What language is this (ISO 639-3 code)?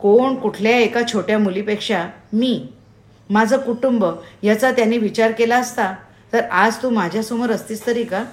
mar